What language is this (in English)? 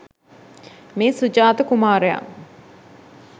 Sinhala